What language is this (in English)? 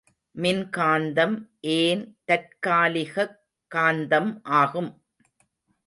Tamil